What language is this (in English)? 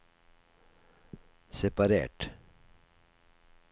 Norwegian